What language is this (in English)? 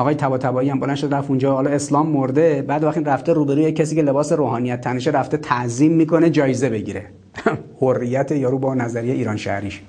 Persian